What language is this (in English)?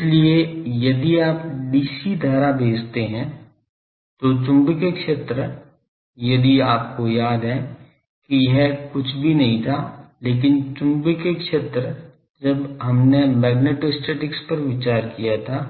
Hindi